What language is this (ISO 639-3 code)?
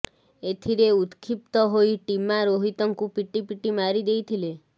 ori